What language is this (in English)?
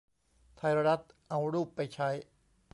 Thai